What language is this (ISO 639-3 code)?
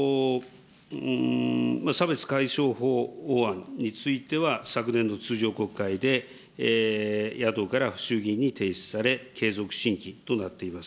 jpn